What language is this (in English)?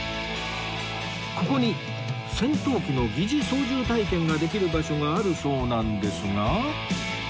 Japanese